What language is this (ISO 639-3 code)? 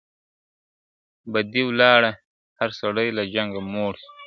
pus